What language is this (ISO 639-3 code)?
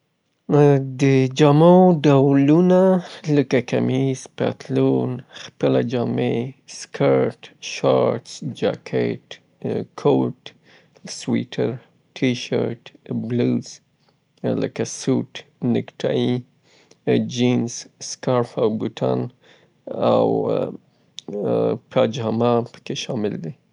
pbt